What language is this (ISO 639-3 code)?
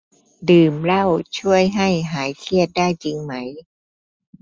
tha